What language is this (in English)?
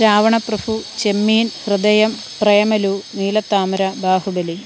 Malayalam